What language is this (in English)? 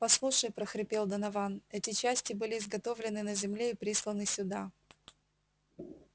Russian